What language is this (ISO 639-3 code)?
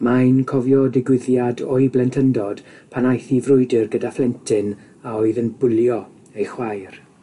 cym